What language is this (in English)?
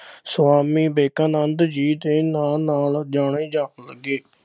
Punjabi